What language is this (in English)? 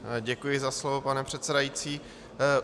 Czech